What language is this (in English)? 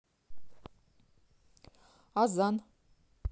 Russian